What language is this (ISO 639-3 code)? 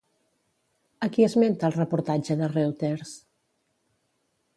cat